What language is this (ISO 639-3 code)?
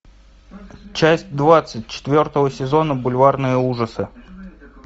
rus